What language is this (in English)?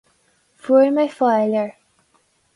Irish